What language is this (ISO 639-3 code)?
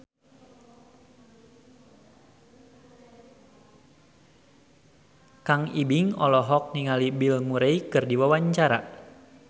sun